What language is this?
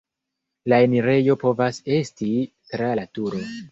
Esperanto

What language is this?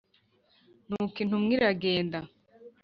Kinyarwanda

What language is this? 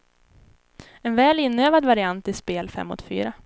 Swedish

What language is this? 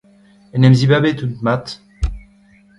Breton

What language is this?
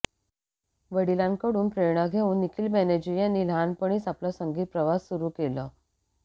Marathi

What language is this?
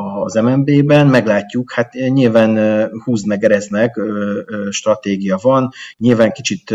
Hungarian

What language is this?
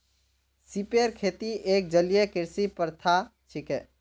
Magahi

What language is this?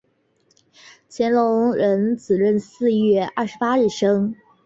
Chinese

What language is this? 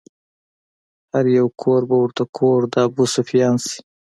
Pashto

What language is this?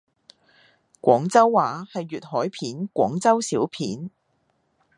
Cantonese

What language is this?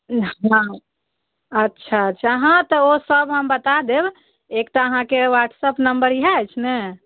Maithili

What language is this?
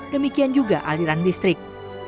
Indonesian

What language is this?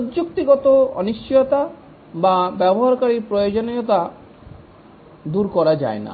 Bangla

